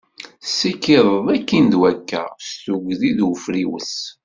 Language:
Kabyle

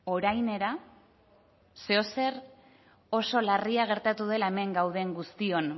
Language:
Basque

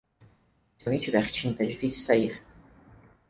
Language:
Portuguese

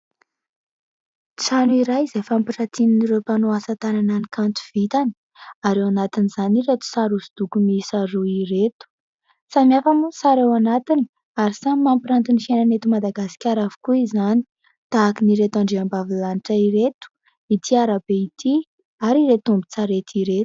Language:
Malagasy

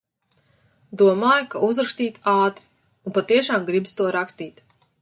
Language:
Latvian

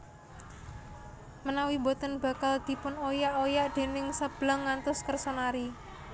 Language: Javanese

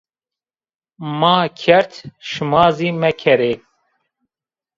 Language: Zaza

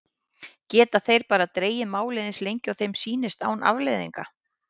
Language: Icelandic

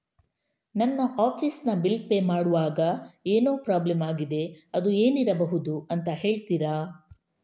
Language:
Kannada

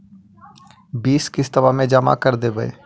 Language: Magahi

